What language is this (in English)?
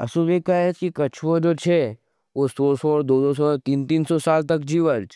Nimadi